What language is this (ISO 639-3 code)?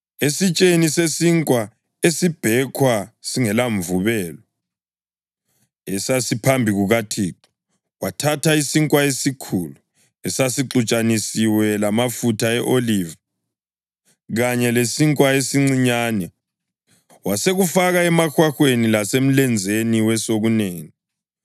nde